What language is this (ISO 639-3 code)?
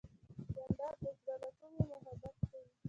pus